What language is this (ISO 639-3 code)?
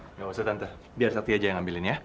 ind